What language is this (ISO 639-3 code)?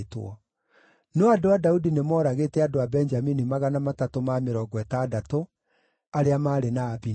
kik